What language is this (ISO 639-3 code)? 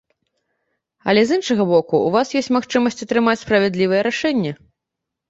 bel